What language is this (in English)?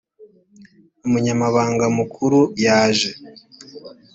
Kinyarwanda